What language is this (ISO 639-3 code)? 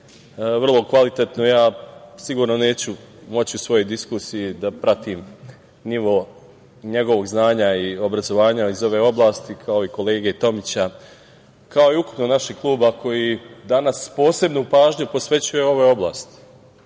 srp